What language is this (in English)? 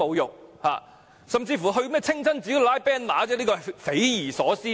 Cantonese